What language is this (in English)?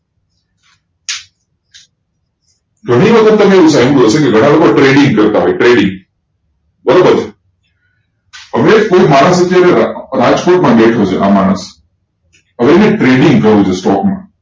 Gujarati